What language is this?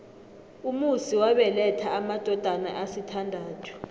South Ndebele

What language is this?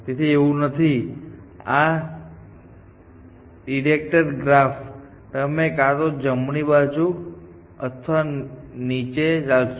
Gujarati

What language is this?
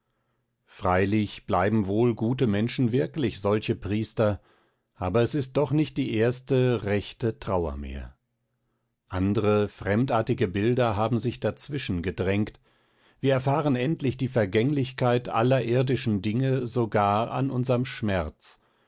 German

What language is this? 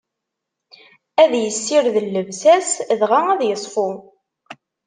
Kabyle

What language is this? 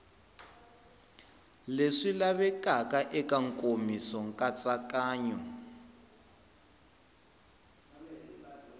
Tsonga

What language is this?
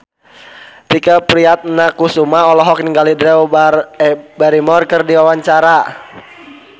Sundanese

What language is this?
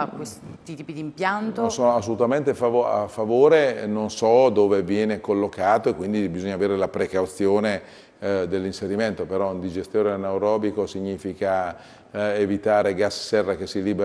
Italian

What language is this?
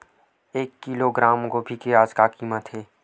Chhattisgarhi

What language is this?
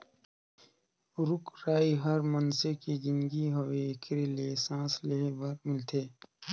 Chhattisgarhi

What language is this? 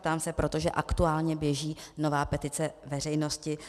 Czech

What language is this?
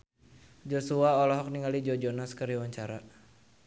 Sundanese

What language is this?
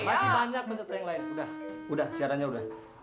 Indonesian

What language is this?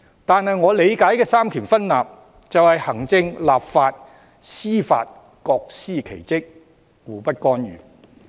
Cantonese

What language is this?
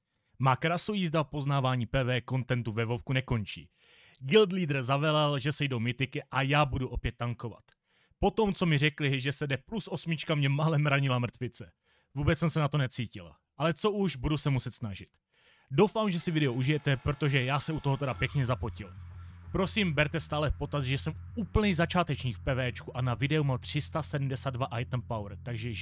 Czech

